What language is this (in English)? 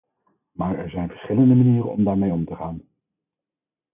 Dutch